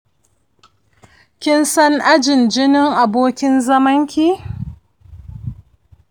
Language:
Hausa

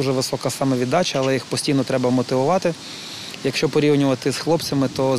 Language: Ukrainian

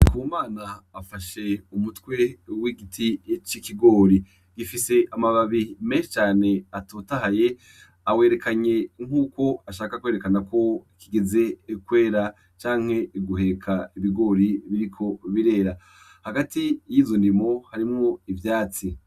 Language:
Rundi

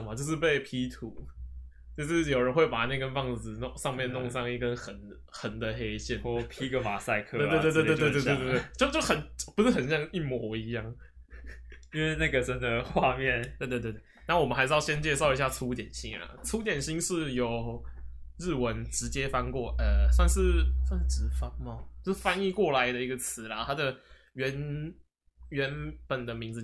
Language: Chinese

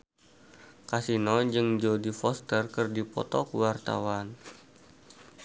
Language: Sundanese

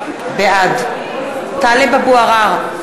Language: Hebrew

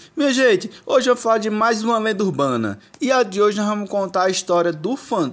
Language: Portuguese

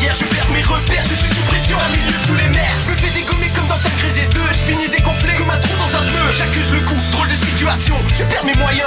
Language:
French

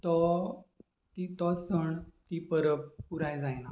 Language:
Konkani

